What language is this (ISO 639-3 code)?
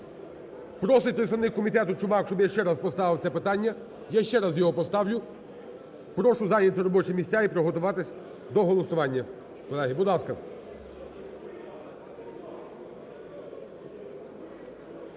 ukr